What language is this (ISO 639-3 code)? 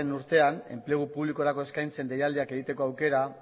eus